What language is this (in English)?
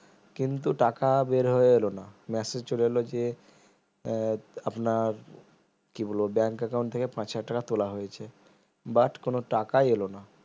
Bangla